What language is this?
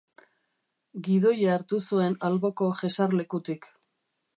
Basque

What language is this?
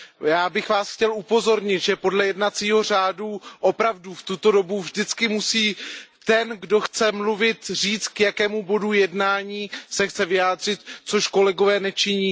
Czech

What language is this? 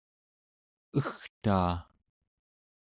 Central Yupik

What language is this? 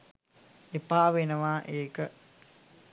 Sinhala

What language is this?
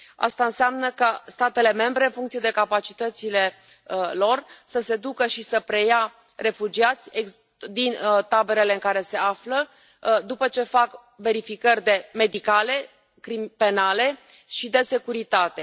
Romanian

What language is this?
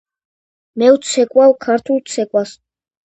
Georgian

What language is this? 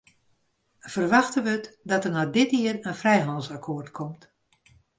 Western Frisian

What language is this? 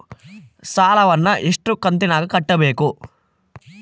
Kannada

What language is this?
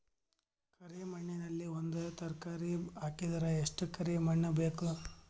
Kannada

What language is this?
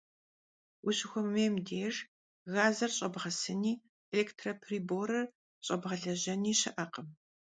Kabardian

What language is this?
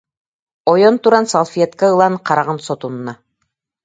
Yakut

